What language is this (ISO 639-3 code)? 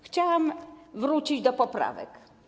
pol